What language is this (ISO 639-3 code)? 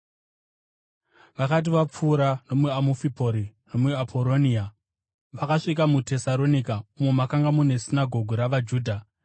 sna